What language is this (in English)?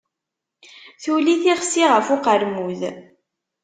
Kabyle